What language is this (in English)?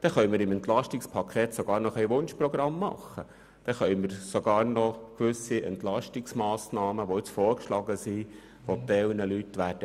Swiss German